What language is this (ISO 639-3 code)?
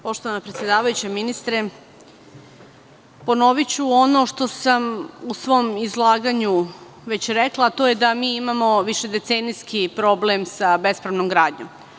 srp